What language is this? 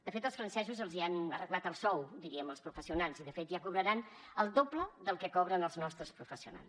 Catalan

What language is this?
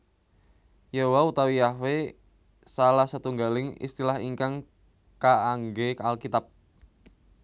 Javanese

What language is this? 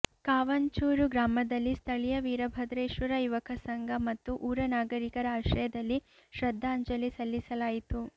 Kannada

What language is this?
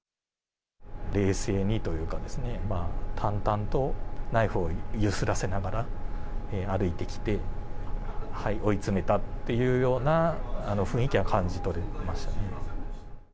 Japanese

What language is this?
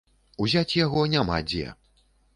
Belarusian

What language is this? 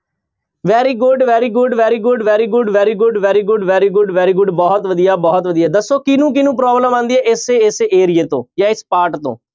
Punjabi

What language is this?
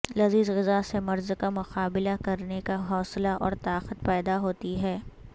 Urdu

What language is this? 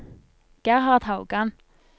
Norwegian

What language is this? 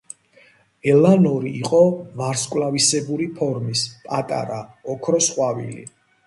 Georgian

